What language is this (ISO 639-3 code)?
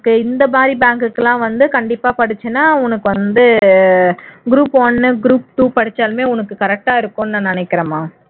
tam